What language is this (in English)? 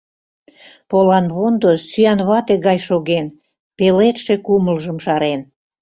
Mari